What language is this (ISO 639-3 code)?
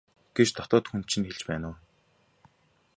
mon